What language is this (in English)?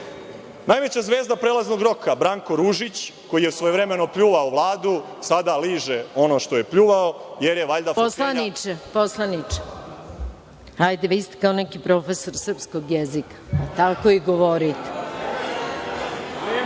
Serbian